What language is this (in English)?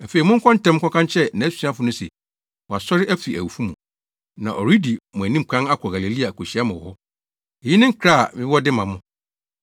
Akan